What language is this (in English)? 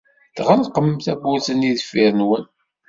Kabyle